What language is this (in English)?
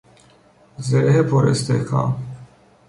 Persian